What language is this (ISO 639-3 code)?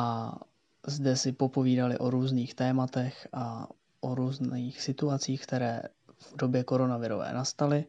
ces